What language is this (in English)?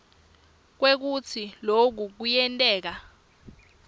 Swati